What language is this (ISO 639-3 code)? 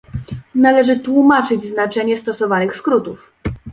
pol